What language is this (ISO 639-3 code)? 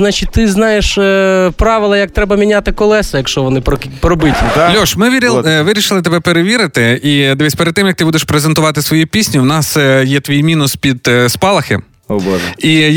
ukr